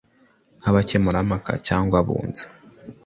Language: Kinyarwanda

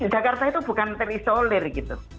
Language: Indonesian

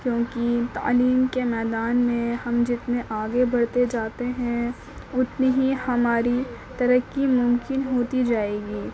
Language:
Urdu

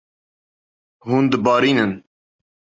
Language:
Kurdish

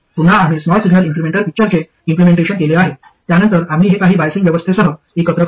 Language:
Marathi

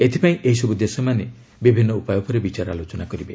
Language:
Odia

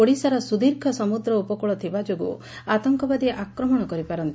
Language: Odia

